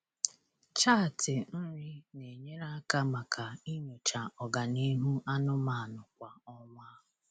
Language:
Igbo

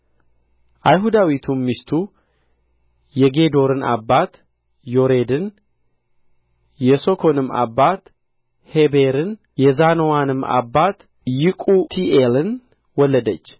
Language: Amharic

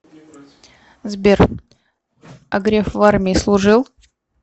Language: Russian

